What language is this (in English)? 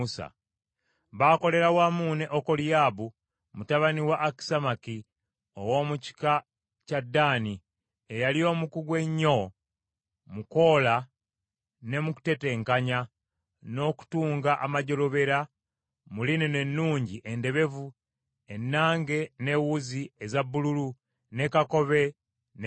Ganda